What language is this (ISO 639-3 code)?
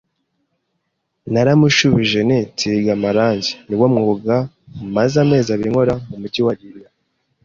kin